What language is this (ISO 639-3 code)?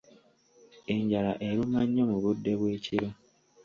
lug